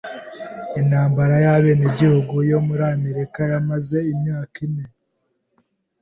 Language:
Kinyarwanda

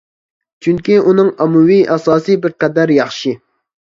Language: Uyghur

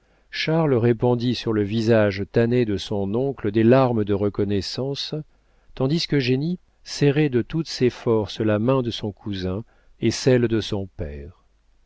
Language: French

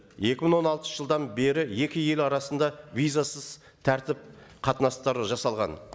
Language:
Kazakh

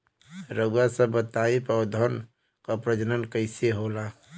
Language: Bhojpuri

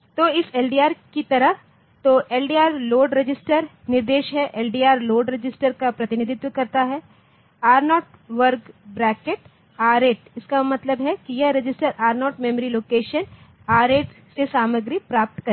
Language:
Hindi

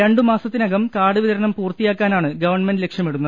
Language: Malayalam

